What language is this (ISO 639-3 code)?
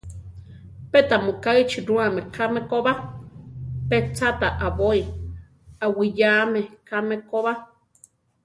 tar